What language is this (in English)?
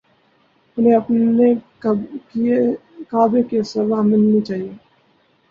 Urdu